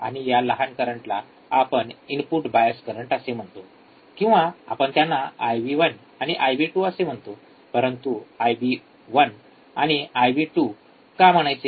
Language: Marathi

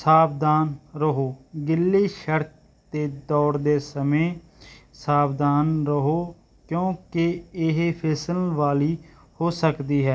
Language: Punjabi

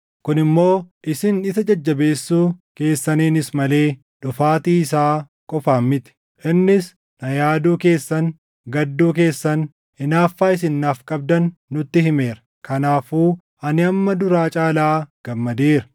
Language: Oromo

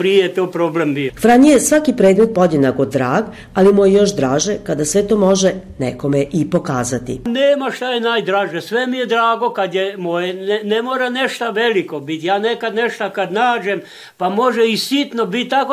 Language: Croatian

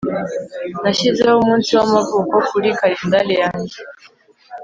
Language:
Kinyarwanda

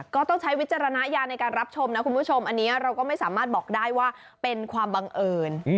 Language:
Thai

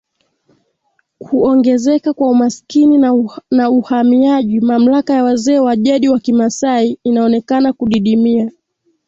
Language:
Swahili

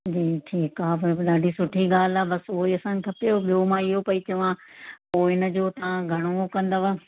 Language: Sindhi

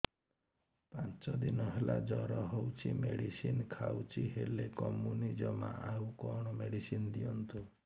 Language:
Odia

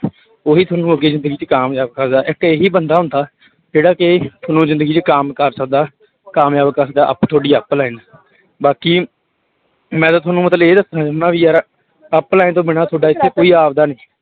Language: Punjabi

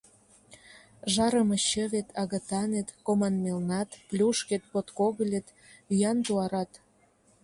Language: Mari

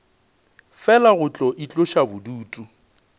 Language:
Northern Sotho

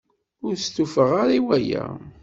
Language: Kabyle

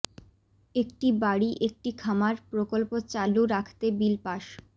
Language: Bangla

